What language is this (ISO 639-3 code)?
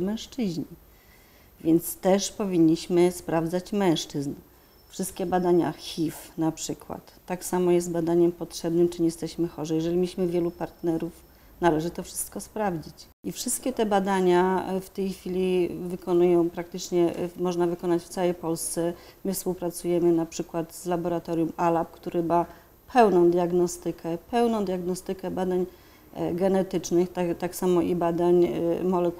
pol